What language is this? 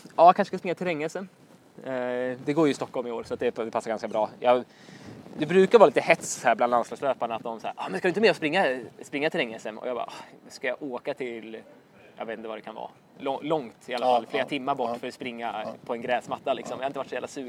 Swedish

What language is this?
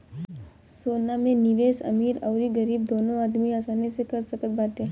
Bhojpuri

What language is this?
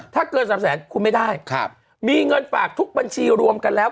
Thai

